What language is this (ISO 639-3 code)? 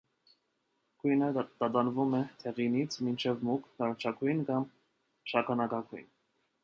hye